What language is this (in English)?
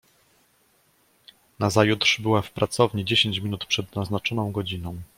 Polish